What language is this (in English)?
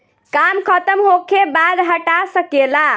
Bhojpuri